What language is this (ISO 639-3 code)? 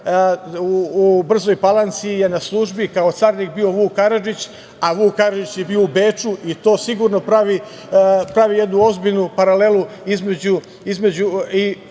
srp